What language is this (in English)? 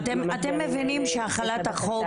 Hebrew